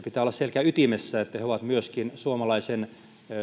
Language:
Finnish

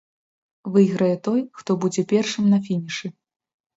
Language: Belarusian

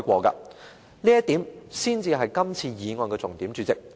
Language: Cantonese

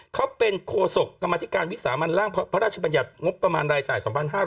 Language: Thai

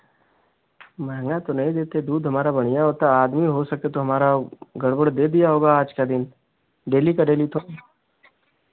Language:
Hindi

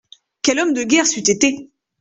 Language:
French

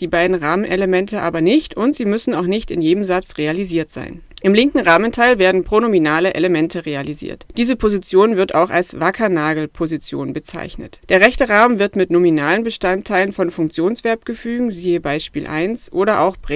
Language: German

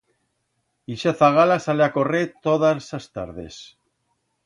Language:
Aragonese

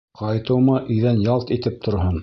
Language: Bashkir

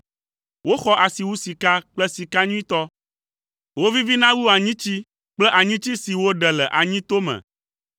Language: Ewe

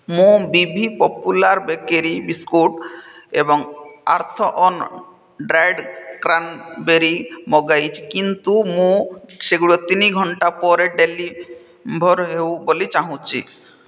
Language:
Odia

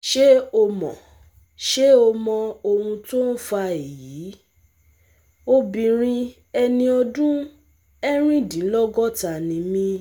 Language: Yoruba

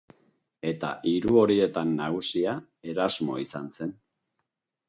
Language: Basque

